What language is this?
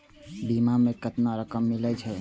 Maithili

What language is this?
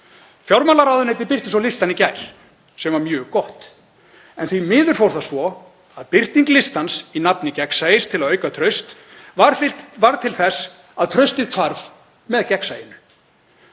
Icelandic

